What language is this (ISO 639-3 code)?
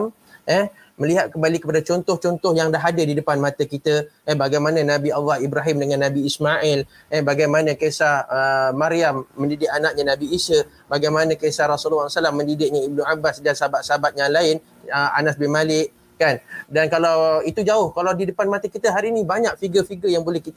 msa